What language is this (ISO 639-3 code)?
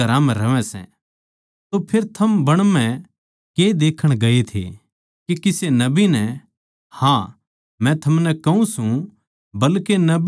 bgc